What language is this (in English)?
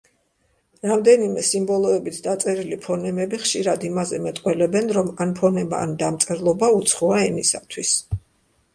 Georgian